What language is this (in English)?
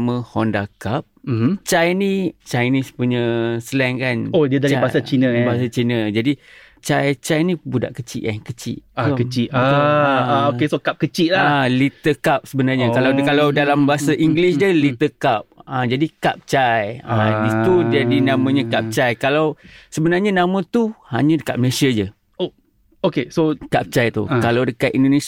Malay